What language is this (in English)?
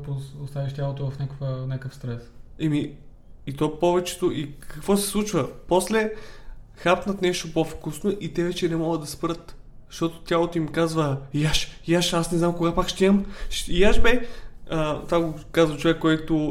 Bulgarian